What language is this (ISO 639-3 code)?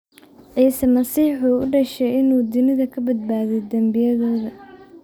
som